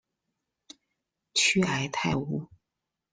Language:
Chinese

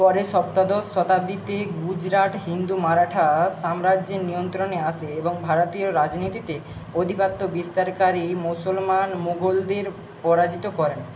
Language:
Bangla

